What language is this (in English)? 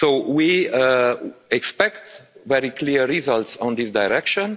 English